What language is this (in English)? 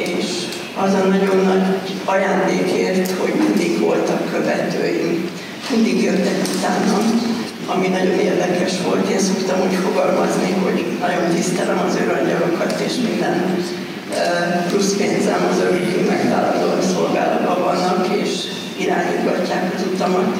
Hungarian